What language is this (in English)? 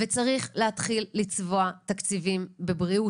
Hebrew